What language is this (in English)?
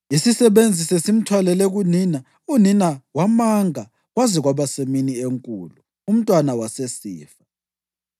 North Ndebele